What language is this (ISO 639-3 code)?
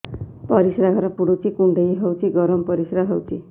ori